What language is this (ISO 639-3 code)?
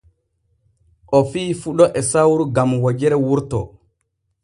fue